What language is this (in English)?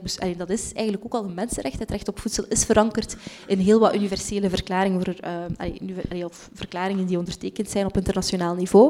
Dutch